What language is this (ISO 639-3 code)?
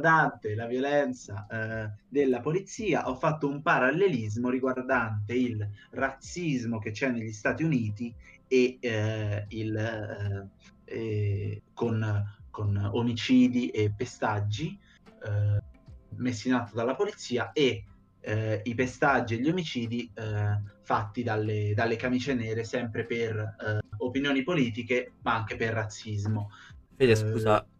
ita